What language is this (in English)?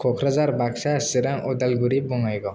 Bodo